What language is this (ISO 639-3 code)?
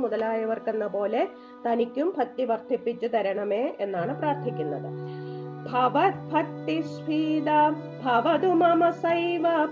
mal